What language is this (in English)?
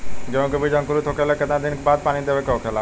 Bhojpuri